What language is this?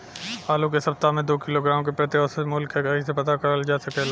Bhojpuri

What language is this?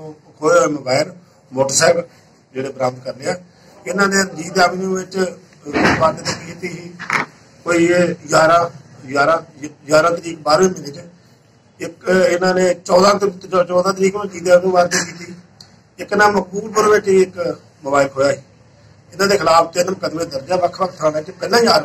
Hindi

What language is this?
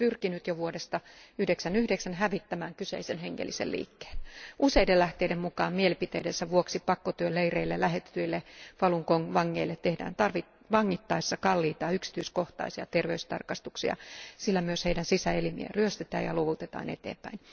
Finnish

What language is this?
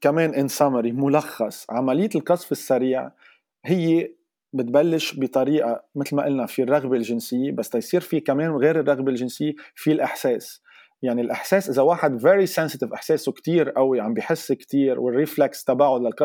Arabic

